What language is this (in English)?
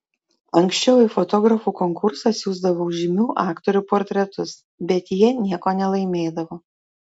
Lithuanian